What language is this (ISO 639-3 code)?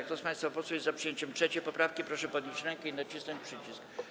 pol